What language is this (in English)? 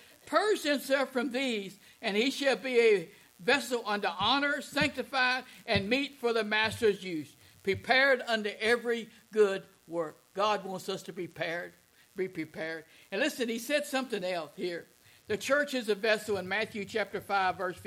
English